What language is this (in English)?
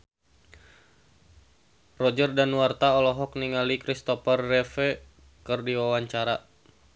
Sundanese